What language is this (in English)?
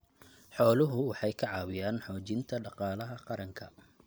Somali